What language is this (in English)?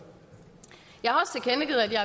Danish